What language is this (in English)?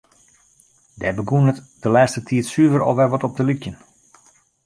Western Frisian